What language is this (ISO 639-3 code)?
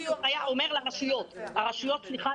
heb